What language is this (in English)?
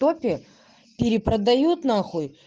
Russian